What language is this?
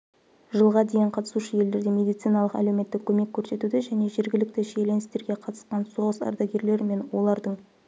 Kazakh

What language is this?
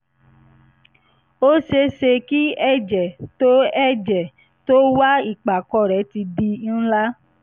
Yoruba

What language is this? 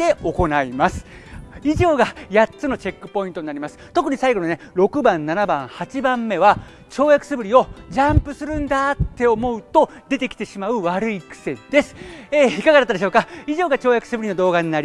Japanese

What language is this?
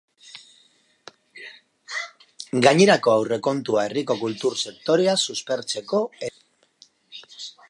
Basque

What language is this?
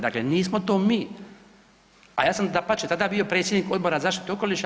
Croatian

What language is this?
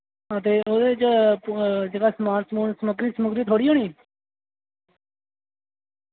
Dogri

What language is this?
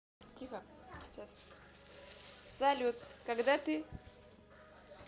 Russian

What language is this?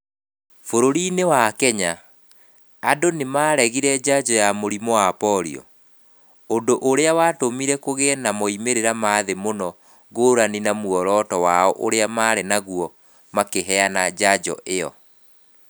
Kikuyu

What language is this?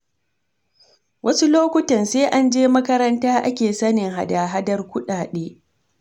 Hausa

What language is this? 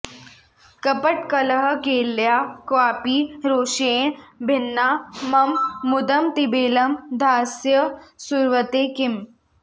Sanskrit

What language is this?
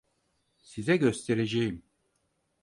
Turkish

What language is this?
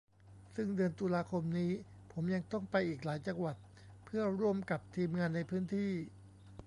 Thai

